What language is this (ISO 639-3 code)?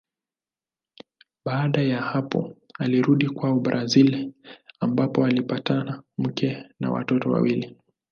swa